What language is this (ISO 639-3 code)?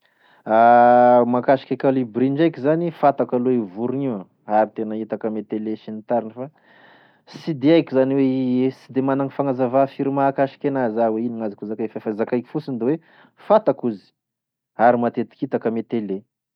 tkg